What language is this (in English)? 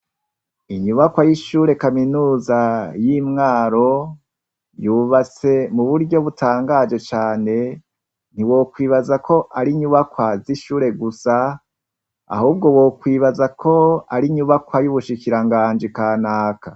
Rundi